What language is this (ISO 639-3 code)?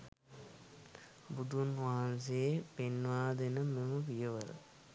sin